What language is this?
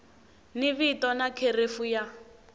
Tsonga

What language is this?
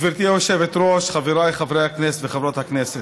Hebrew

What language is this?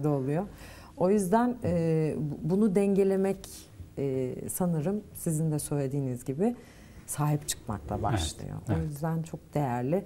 Turkish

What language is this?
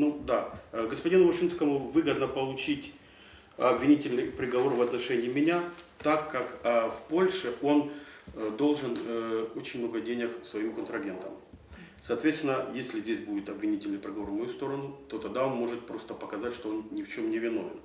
Russian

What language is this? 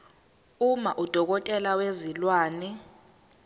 Zulu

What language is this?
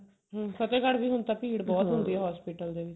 Punjabi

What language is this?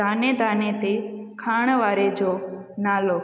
Sindhi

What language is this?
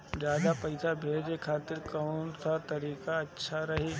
Bhojpuri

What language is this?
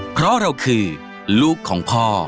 Thai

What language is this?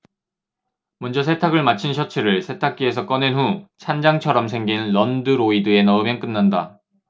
Korean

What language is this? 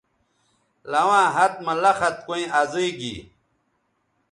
Bateri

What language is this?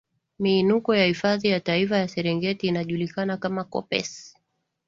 Swahili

